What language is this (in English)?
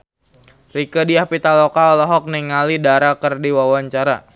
Sundanese